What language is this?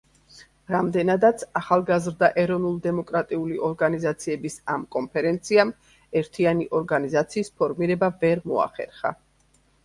Georgian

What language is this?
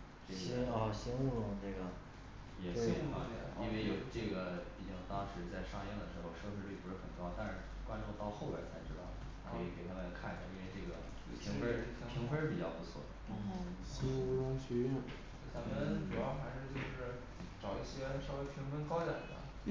Chinese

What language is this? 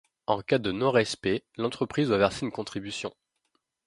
French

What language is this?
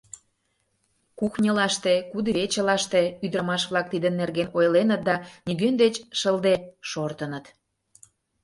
Mari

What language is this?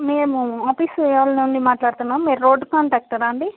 Telugu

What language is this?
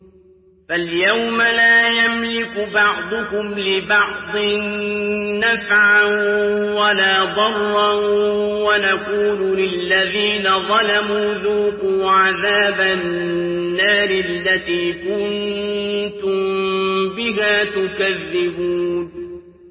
Arabic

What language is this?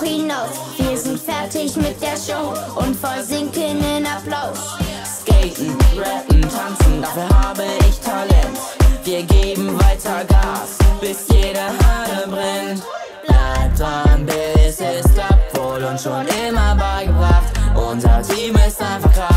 Vietnamese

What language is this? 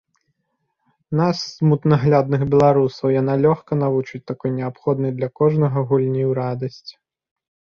Belarusian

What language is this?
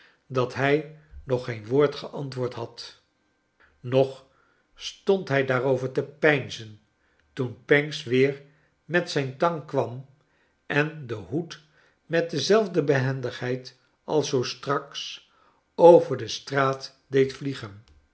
Dutch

